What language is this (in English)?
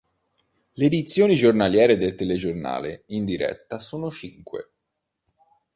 Italian